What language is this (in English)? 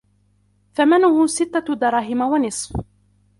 Arabic